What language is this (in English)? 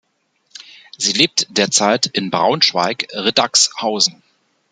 German